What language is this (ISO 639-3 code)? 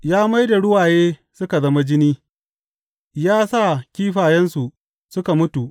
hau